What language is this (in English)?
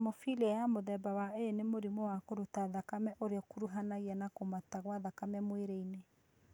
Kikuyu